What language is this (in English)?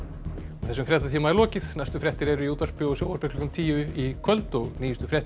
Icelandic